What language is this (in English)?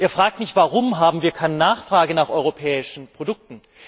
German